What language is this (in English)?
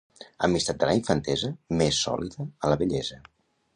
Catalan